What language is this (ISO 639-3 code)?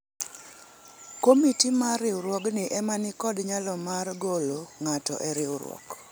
luo